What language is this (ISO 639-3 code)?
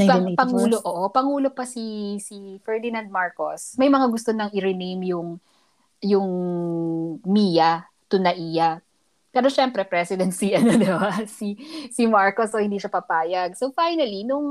fil